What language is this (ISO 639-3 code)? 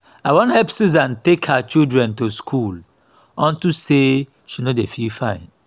pcm